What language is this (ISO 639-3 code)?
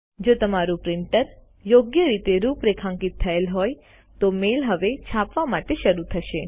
guj